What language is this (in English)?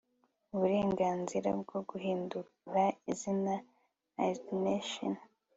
Kinyarwanda